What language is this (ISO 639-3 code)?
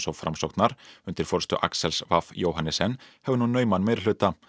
isl